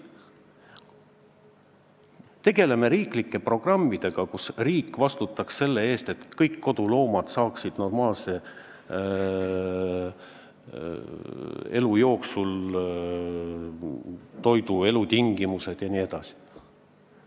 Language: Estonian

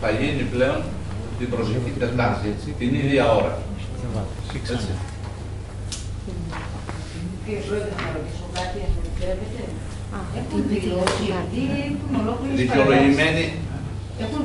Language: Greek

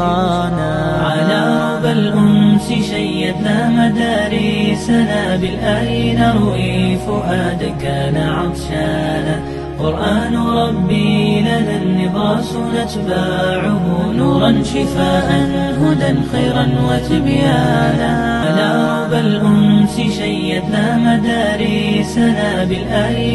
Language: Arabic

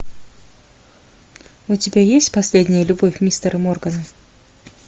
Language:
Russian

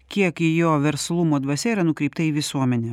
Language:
Lithuanian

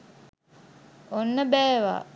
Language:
Sinhala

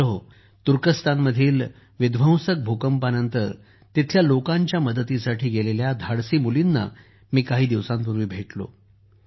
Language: Marathi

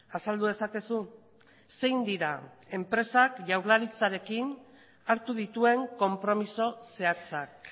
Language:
Basque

